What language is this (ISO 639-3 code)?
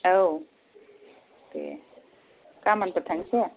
brx